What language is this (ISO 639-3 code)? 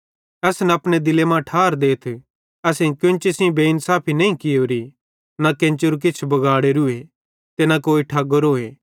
bhd